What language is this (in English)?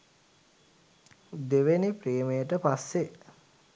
Sinhala